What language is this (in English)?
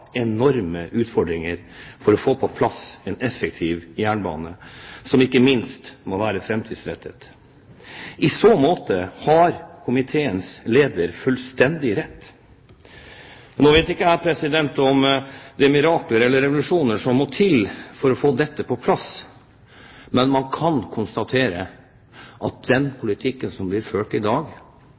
Norwegian Bokmål